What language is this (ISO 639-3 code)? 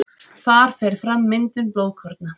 isl